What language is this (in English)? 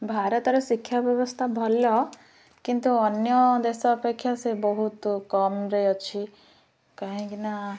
Odia